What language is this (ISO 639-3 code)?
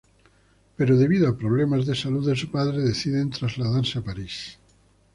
spa